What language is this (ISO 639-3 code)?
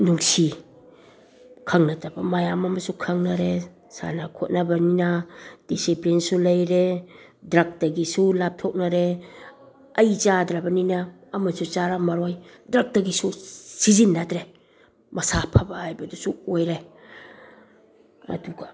mni